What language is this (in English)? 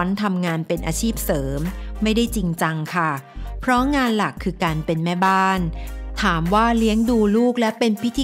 Thai